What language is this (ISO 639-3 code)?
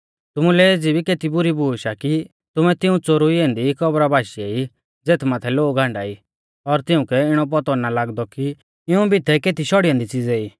bfz